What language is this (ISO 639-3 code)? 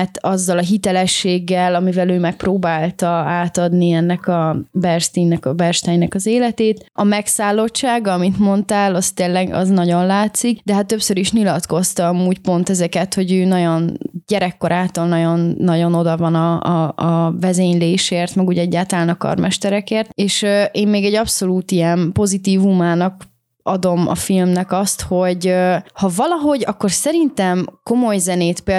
hun